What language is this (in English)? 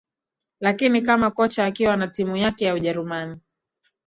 Swahili